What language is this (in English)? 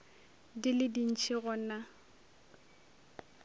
Northern Sotho